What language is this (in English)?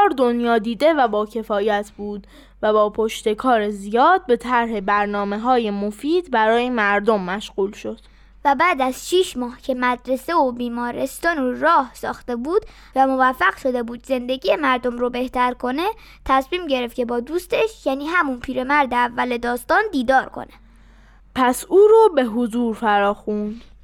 Persian